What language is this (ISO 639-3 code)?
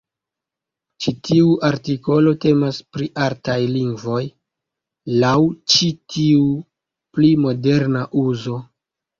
epo